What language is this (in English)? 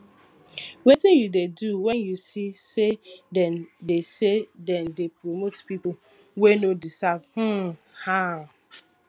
Nigerian Pidgin